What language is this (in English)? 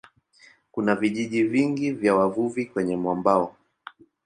Swahili